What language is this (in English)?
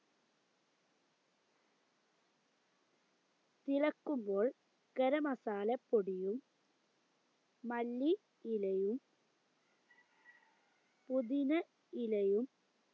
Malayalam